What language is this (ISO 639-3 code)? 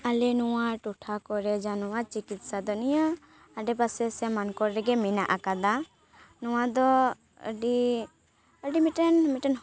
sat